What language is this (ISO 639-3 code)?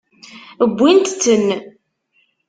kab